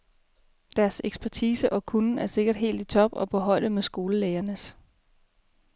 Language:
Danish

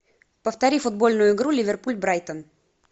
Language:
Russian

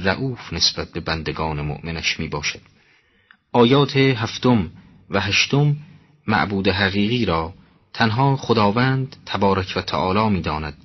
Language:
Persian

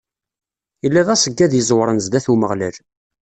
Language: Kabyle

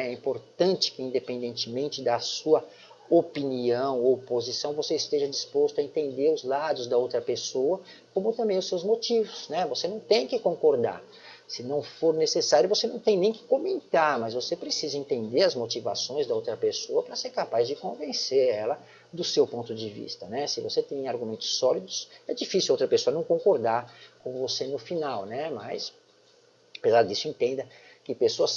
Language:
Portuguese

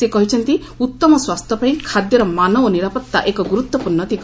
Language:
Odia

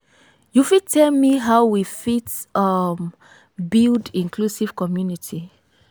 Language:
Nigerian Pidgin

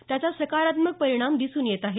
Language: Marathi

